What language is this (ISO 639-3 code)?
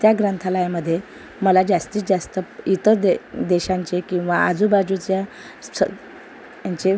mar